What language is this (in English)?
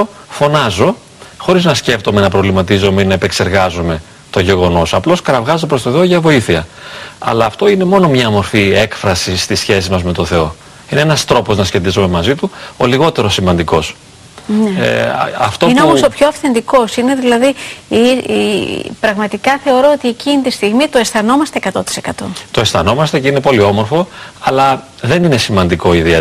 Greek